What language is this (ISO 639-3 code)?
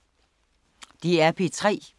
dan